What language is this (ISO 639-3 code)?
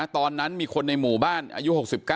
tha